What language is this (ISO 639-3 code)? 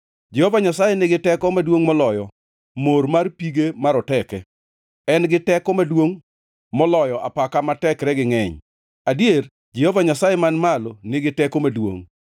luo